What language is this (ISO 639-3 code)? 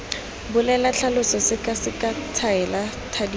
tsn